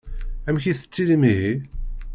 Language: Kabyle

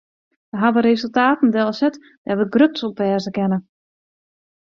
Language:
Western Frisian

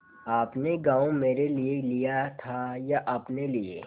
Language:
Hindi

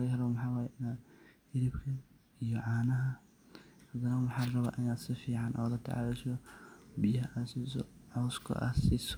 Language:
Somali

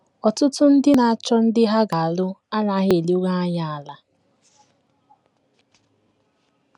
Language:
Igbo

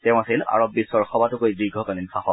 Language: Assamese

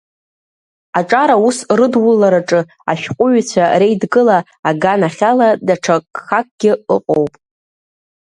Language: Abkhazian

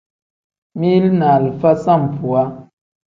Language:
Tem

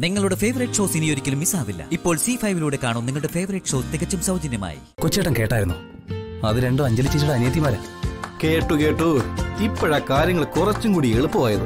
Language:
Malayalam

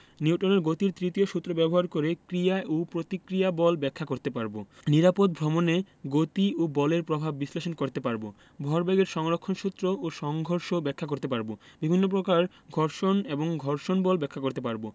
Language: Bangla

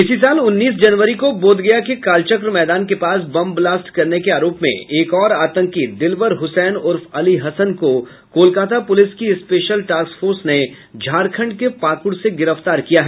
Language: Hindi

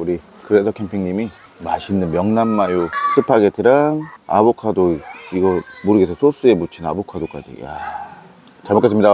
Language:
Korean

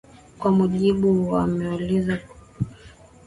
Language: Swahili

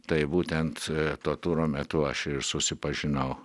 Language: Lithuanian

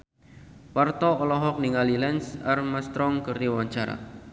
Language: Sundanese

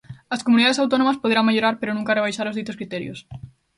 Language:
Galician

